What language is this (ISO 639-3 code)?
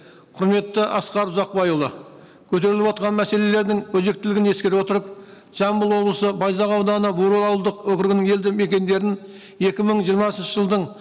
kaz